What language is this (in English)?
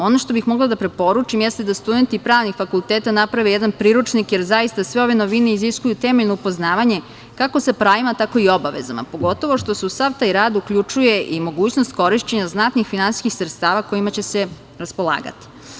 Serbian